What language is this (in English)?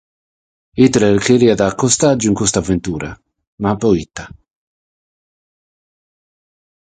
Sardinian